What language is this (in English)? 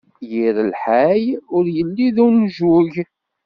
Kabyle